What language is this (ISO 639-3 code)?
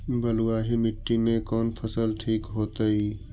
mag